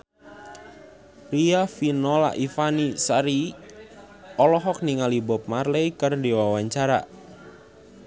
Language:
Sundanese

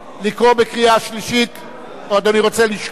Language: Hebrew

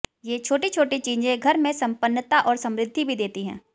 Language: Hindi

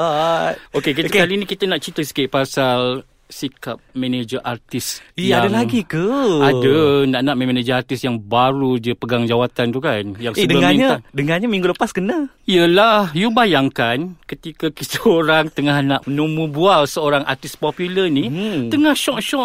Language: Malay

